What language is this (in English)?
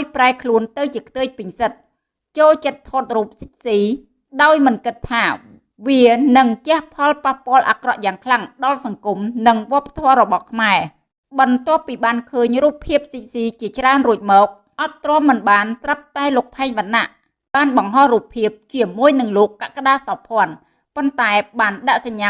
Vietnamese